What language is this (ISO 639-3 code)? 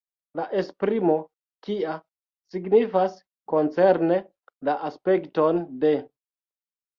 epo